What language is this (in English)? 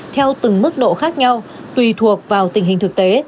Vietnamese